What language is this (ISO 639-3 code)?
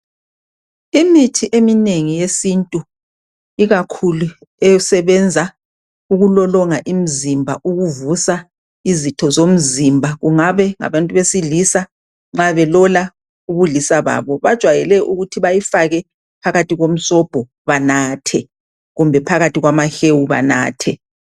nde